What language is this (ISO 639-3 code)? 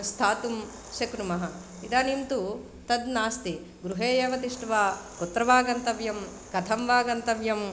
san